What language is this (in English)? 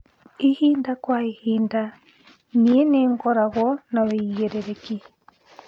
Kikuyu